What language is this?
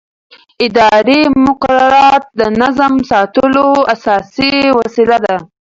Pashto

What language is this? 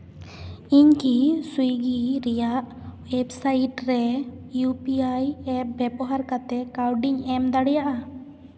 Santali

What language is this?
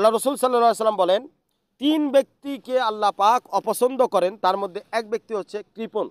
Arabic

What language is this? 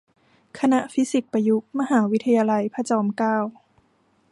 Thai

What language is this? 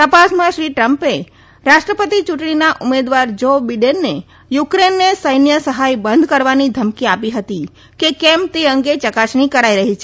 Gujarati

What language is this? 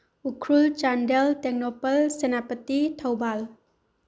Manipuri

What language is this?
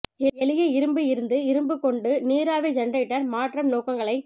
Tamil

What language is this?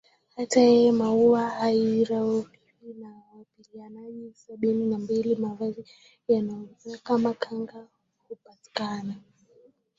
Swahili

